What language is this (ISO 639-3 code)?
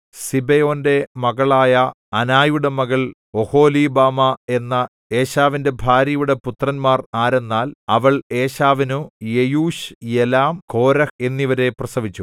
mal